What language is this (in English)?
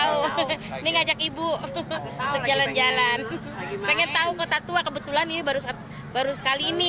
Indonesian